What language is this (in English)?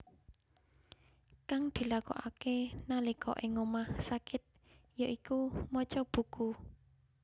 Javanese